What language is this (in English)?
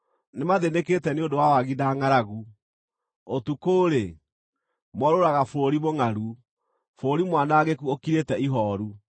Kikuyu